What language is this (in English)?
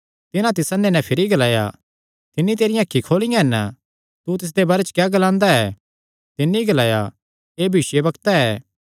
Kangri